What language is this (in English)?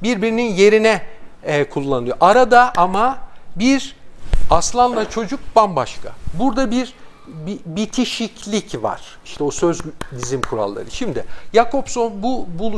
Turkish